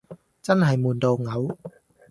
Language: Cantonese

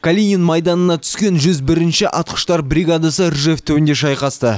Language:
Kazakh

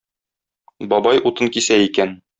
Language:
Tatar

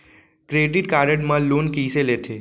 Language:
Chhattisgarhi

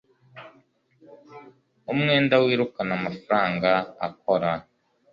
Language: Kinyarwanda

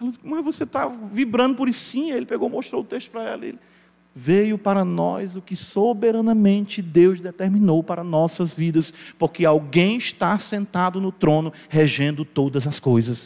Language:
Portuguese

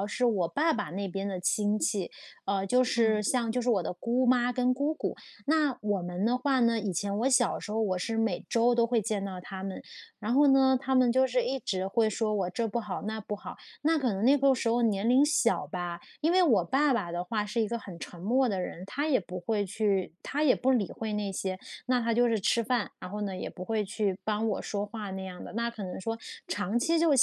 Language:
Chinese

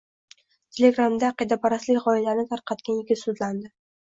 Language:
Uzbek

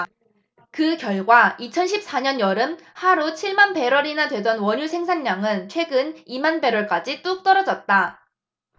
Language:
Korean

